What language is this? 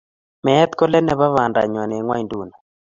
Kalenjin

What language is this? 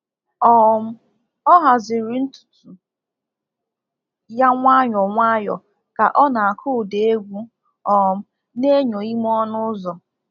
Igbo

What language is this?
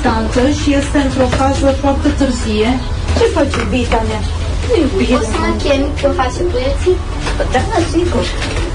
Romanian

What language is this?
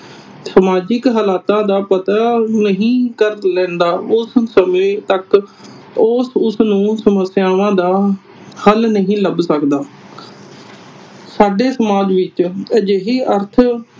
Punjabi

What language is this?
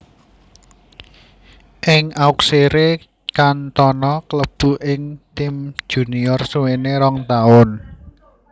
Javanese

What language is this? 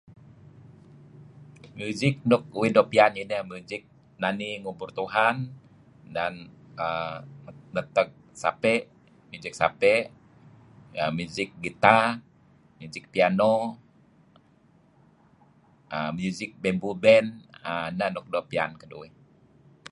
Kelabit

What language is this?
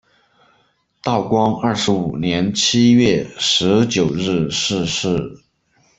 Chinese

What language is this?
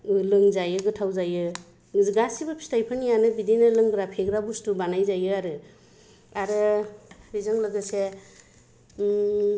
Bodo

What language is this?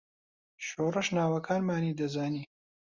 Central Kurdish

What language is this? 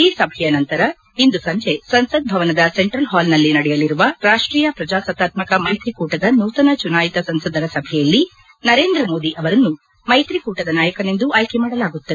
Kannada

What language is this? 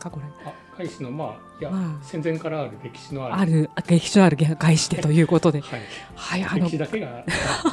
Japanese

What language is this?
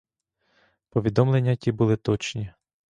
Ukrainian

